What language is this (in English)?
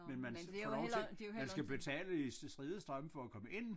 Danish